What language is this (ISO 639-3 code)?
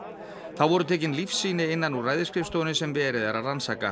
isl